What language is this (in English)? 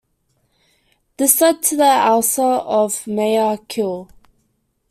English